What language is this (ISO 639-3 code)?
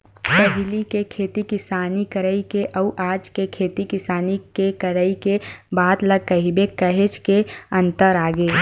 hne